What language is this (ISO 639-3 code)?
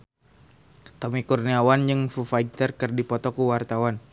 sun